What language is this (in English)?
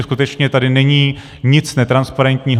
Czech